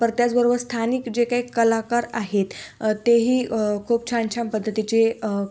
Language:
Marathi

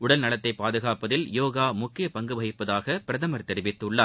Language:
Tamil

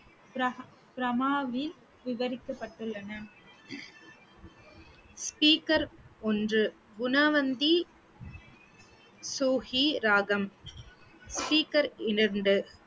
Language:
Tamil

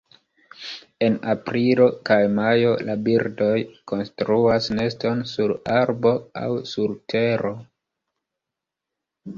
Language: Esperanto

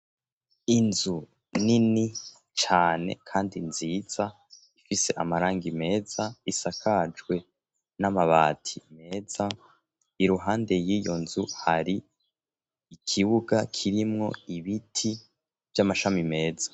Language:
Rundi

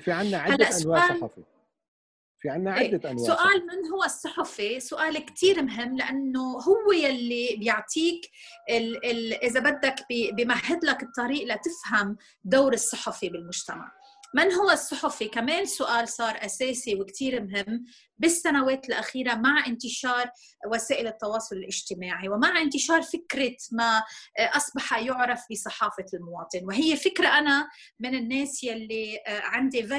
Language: Arabic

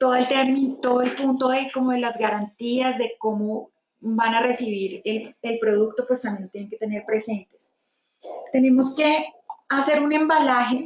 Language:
Spanish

